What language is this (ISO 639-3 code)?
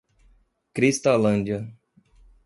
por